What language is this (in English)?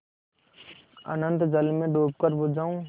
Hindi